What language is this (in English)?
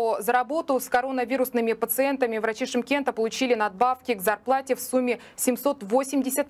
Russian